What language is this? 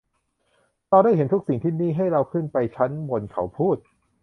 Thai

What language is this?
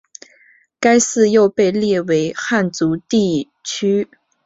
Chinese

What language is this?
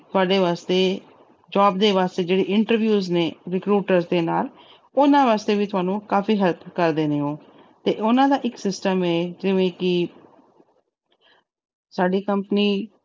Punjabi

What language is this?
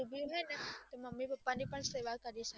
Gujarati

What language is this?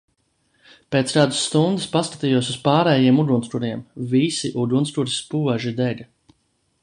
Latvian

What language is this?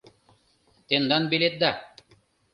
Mari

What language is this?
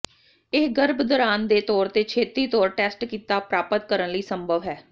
Punjabi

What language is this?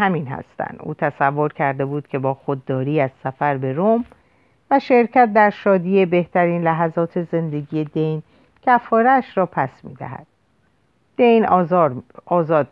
Persian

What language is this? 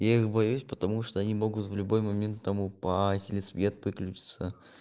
Russian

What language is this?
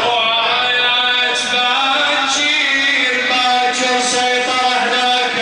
Arabic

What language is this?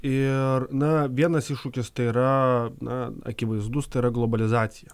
Lithuanian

